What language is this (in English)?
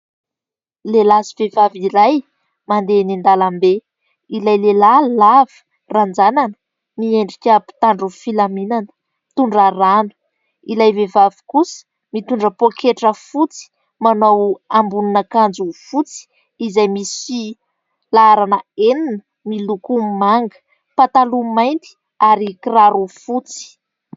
Malagasy